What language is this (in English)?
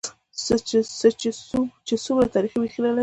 Pashto